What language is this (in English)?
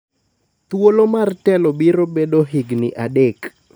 Luo (Kenya and Tanzania)